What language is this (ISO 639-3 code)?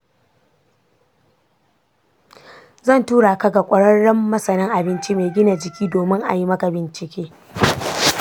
hau